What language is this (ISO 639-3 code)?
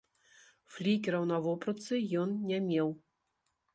bel